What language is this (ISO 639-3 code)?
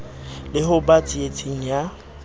sot